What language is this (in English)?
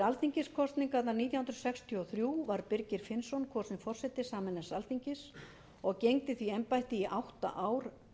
Icelandic